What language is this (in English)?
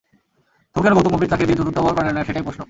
Bangla